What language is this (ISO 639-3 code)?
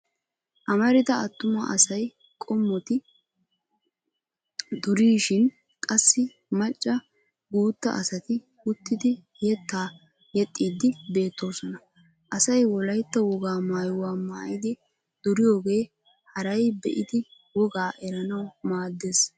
wal